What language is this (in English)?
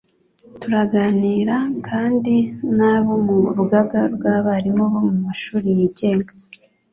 Kinyarwanda